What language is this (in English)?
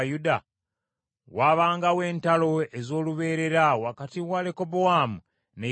Ganda